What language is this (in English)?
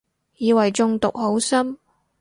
Cantonese